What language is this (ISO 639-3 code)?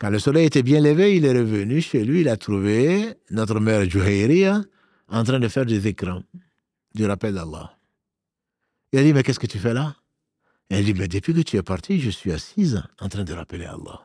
fra